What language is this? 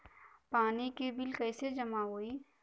Bhojpuri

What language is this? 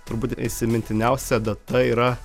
Lithuanian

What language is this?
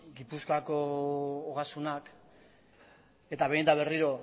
Basque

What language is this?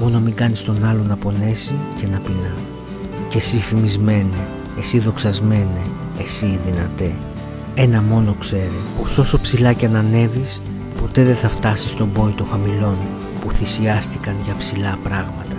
Greek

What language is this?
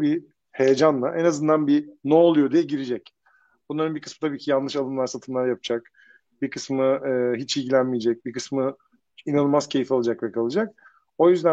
Turkish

